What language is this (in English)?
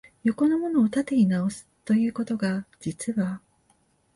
Japanese